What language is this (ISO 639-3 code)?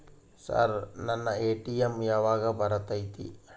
kan